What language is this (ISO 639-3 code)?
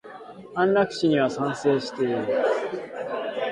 jpn